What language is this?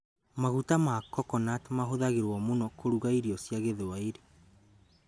Kikuyu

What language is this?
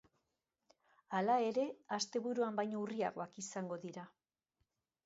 Basque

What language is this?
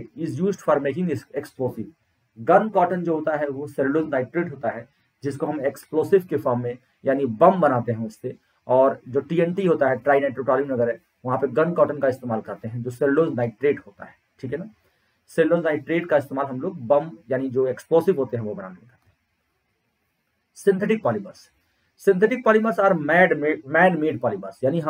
Hindi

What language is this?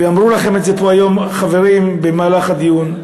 Hebrew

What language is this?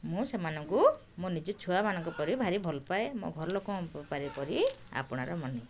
Odia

